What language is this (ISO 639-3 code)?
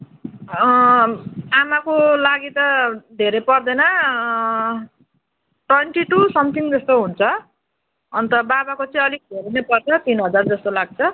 nep